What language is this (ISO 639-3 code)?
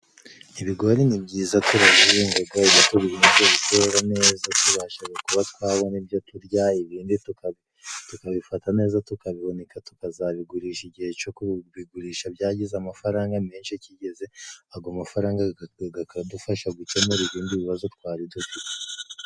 kin